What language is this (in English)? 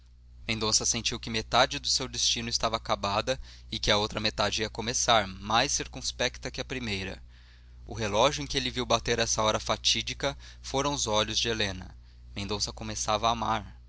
Portuguese